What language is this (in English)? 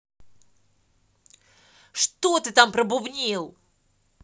Russian